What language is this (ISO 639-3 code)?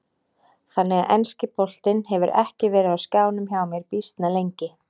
isl